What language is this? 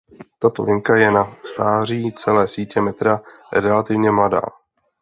Czech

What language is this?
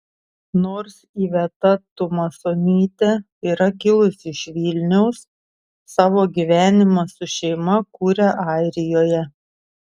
Lithuanian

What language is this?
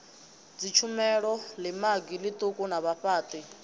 Venda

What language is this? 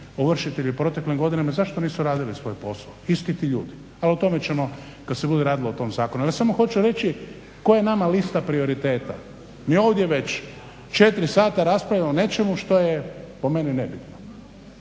Croatian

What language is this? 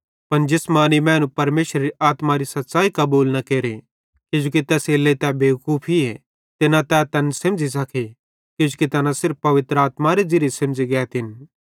Bhadrawahi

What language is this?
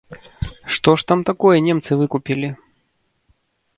Belarusian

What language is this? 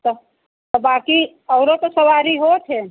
Hindi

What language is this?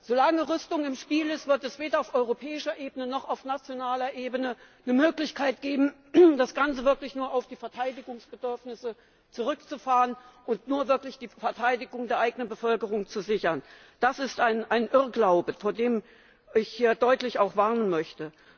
German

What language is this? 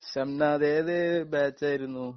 Malayalam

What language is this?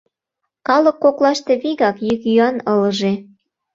Mari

